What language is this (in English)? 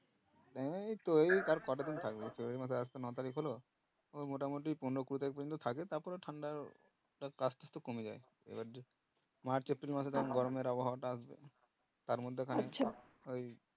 Bangla